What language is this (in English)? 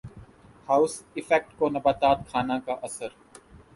Urdu